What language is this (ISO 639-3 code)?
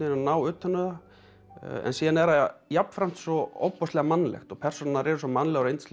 isl